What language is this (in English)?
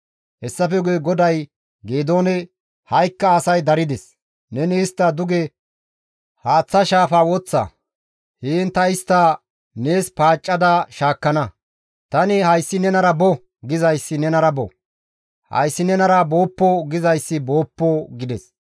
Gamo